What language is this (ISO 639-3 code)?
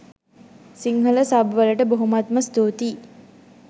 sin